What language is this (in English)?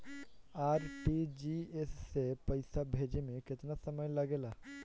Bhojpuri